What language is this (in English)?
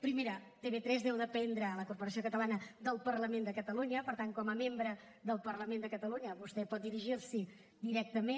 Catalan